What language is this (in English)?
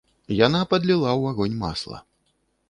Belarusian